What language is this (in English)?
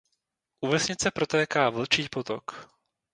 Czech